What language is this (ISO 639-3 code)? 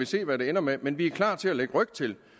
dan